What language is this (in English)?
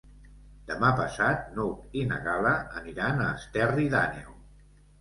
Catalan